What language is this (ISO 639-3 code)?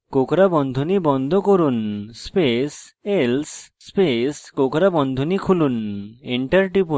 ben